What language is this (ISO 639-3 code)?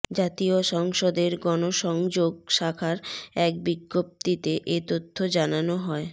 ben